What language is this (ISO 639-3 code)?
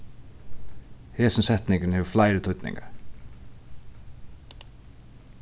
fao